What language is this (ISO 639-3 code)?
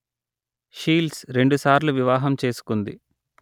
tel